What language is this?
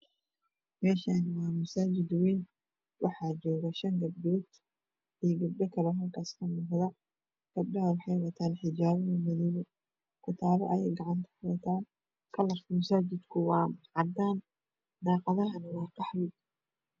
Somali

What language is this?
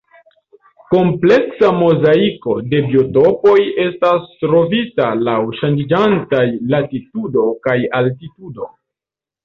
Esperanto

